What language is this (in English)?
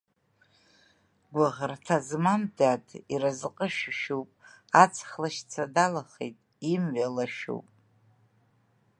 Abkhazian